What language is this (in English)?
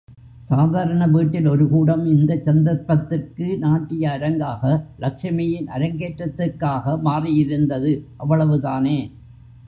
Tamil